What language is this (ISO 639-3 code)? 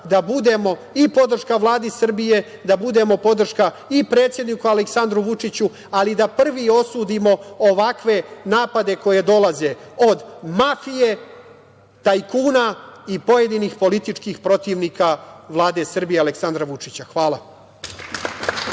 srp